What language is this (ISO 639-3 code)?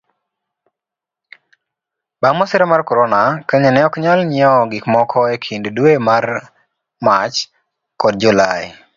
luo